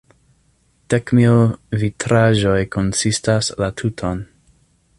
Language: Esperanto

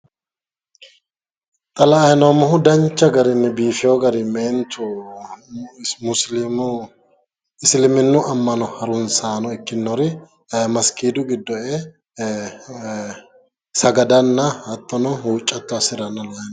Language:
Sidamo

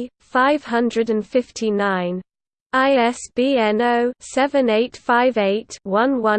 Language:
English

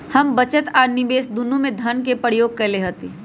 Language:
Magahi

